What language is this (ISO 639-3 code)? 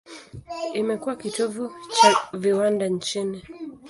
swa